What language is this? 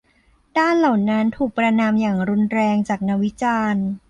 Thai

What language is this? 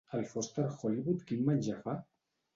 Catalan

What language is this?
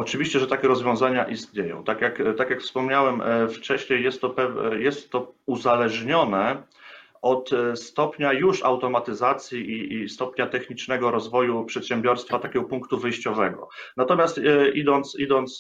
Polish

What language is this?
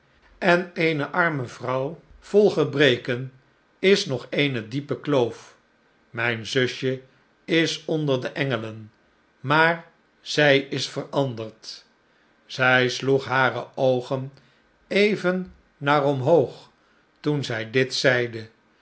Dutch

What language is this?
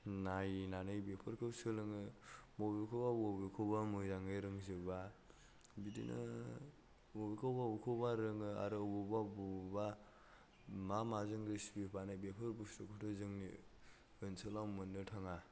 Bodo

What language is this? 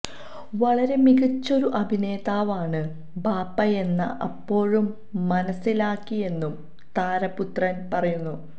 Malayalam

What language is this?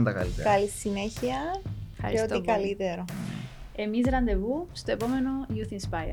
Greek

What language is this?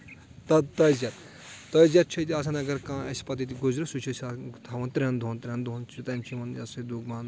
Kashmiri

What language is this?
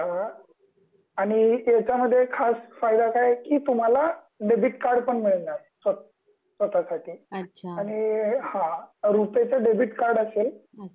Marathi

